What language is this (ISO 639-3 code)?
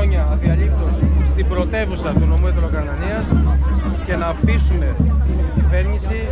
ell